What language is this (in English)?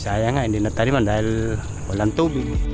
Indonesian